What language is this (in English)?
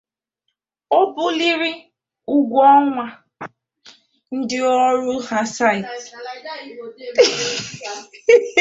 Igbo